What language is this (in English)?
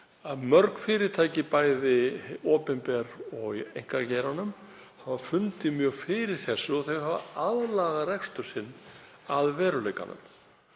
Icelandic